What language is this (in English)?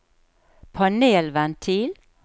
Norwegian